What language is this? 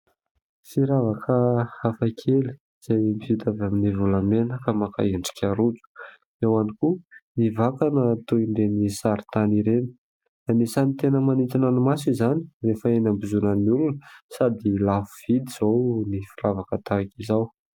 Malagasy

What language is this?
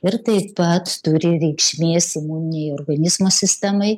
Lithuanian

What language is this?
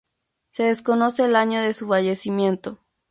Spanish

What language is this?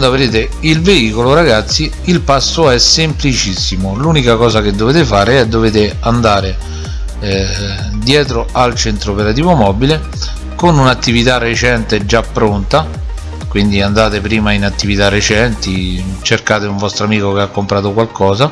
Italian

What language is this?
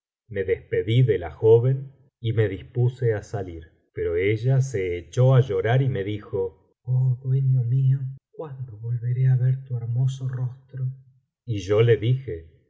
Spanish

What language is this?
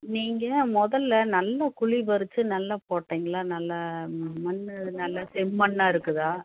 Tamil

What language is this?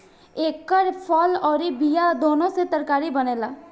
Bhojpuri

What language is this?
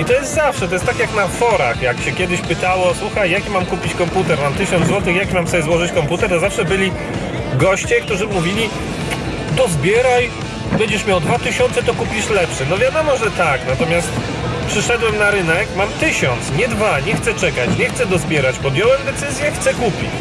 Polish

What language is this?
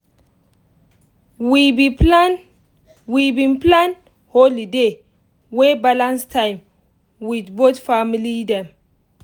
Nigerian Pidgin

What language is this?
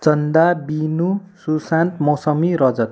Nepali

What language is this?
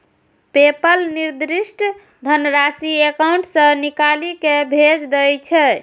Maithili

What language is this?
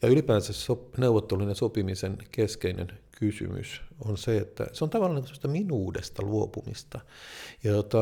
Finnish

